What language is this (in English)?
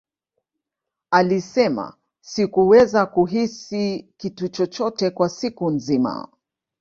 Swahili